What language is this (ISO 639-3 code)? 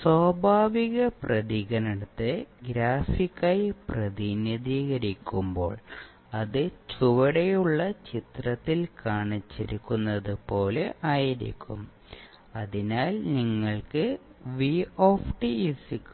mal